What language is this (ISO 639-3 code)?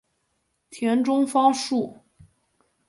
zho